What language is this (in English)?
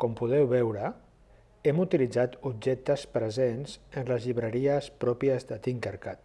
Catalan